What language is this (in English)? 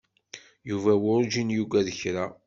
Kabyle